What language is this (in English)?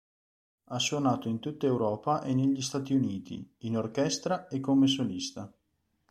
Italian